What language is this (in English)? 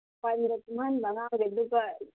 Manipuri